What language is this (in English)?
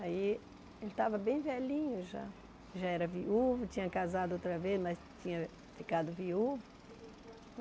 Portuguese